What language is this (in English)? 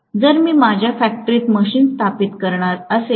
Marathi